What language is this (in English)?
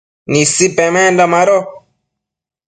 Matsés